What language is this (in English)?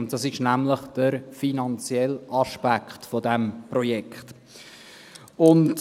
Swiss German